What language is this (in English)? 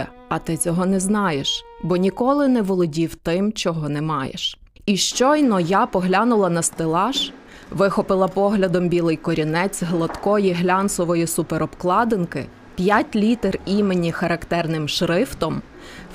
Ukrainian